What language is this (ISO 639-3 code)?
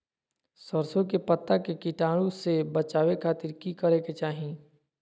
mag